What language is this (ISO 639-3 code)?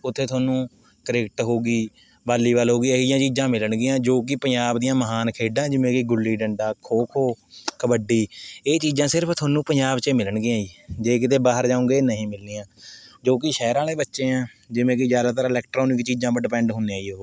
pan